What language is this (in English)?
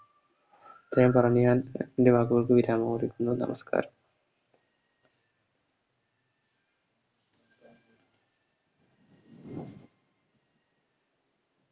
Malayalam